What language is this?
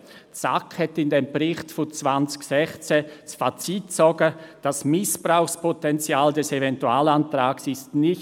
Swiss German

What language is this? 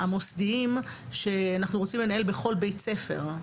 Hebrew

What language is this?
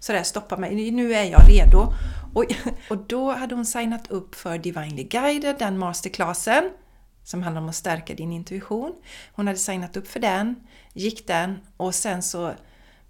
Swedish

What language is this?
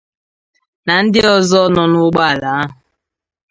Igbo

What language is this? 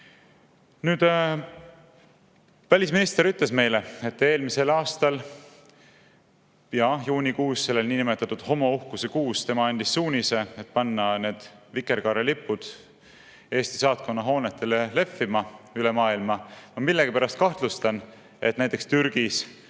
Estonian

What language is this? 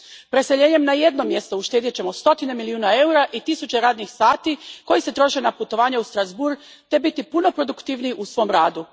Croatian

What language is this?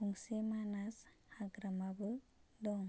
Bodo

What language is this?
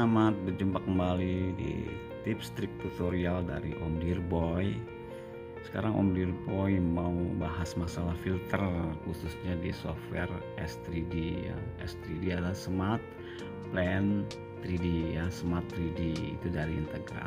Indonesian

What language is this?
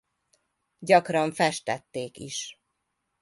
Hungarian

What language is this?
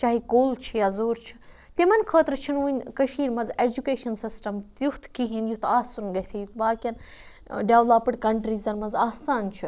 Kashmiri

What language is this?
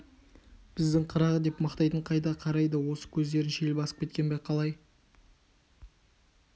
Kazakh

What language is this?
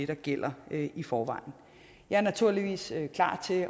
Danish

